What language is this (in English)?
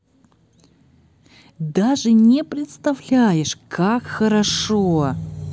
Russian